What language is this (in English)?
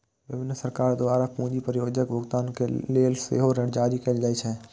Maithili